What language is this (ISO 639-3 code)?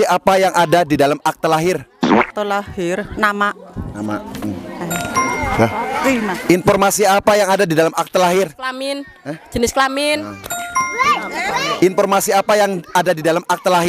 ind